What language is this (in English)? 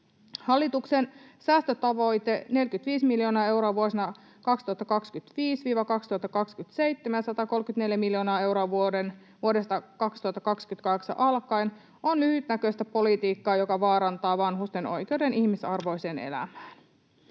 Finnish